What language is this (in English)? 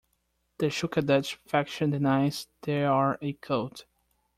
English